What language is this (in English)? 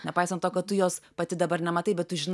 Lithuanian